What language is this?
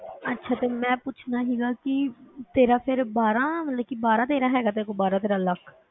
Punjabi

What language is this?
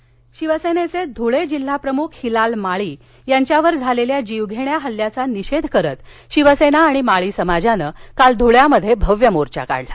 Marathi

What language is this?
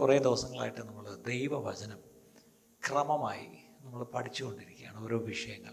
Malayalam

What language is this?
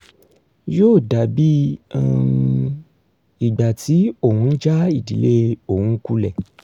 Yoruba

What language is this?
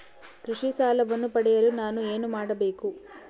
Kannada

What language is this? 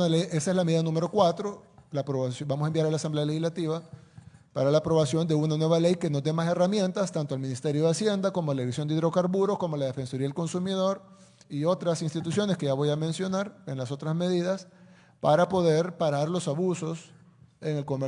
Spanish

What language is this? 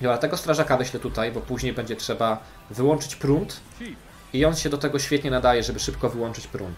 Polish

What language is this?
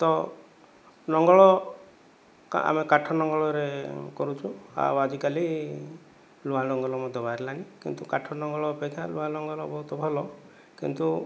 Odia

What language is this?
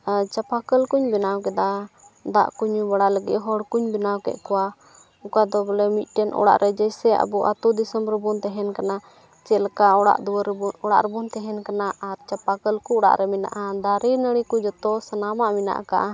Santali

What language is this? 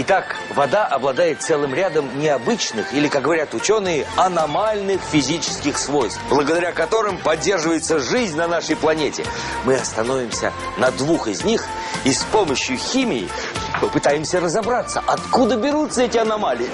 Russian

